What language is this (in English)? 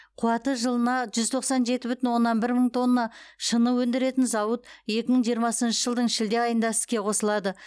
Kazakh